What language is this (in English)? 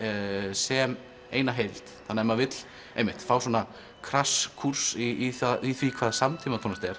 Icelandic